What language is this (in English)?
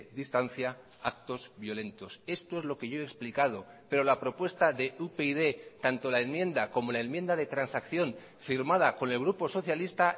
Spanish